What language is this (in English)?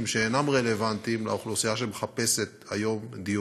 Hebrew